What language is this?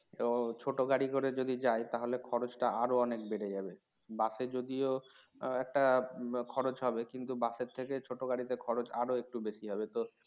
Bangla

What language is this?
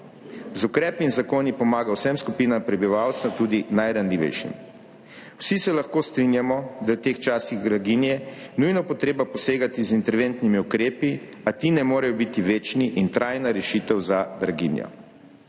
Slovenian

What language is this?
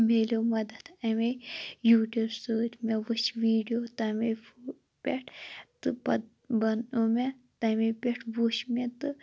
Kashmiri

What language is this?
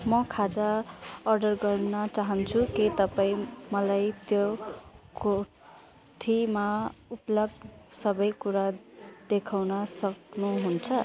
Nepali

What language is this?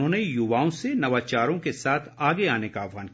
Hindi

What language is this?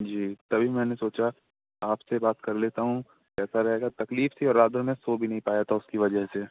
Urdu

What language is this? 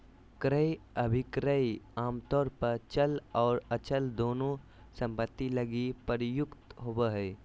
Magahi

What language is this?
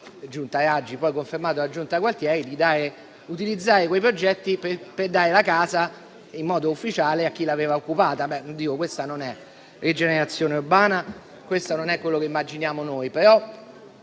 Italian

